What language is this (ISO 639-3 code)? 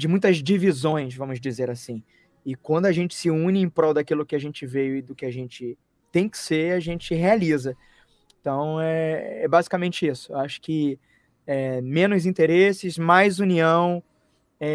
por